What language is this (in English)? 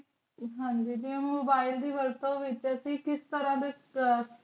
Punjabi